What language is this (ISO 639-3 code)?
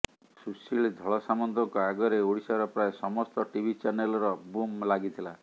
ori